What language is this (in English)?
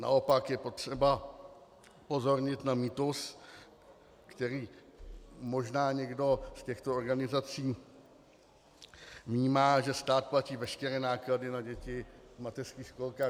Czech